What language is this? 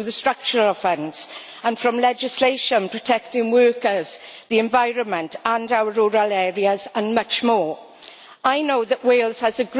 English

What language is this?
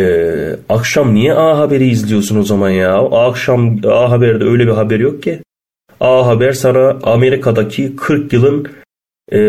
Turkish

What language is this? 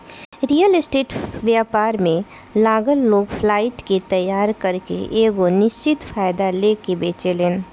Bhojpuri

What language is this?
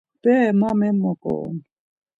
Laz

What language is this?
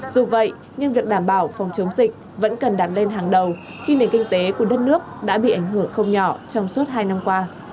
Vietnamese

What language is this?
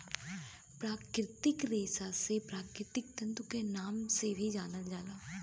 Bhojpuri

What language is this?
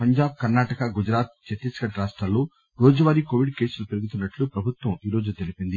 Telugu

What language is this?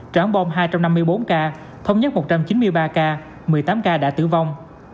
Vietnamese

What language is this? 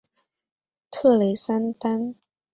Chinese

